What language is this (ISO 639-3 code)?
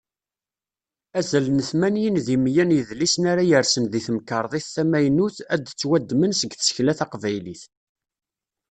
kab